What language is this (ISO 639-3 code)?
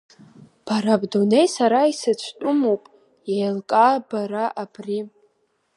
abk